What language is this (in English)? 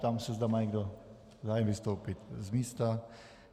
Czech